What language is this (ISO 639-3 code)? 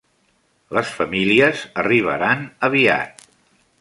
cat